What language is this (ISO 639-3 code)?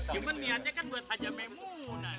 ind